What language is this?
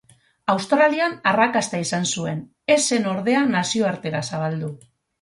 Basque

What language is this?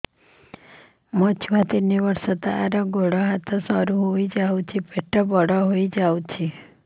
Odia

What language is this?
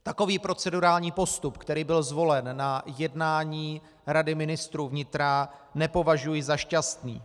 Czech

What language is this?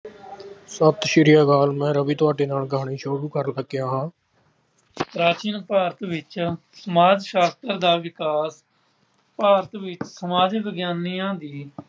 Punjabi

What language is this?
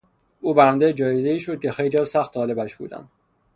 Persian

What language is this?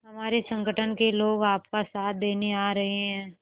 Hindi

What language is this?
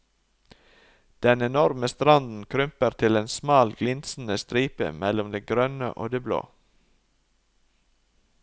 Norwegian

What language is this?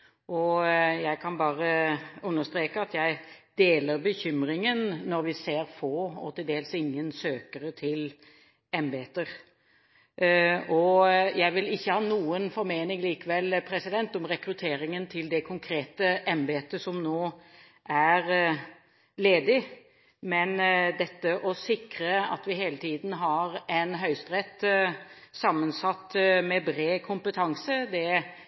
Norwegian Bokmål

